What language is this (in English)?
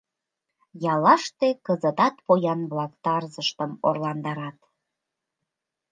Mari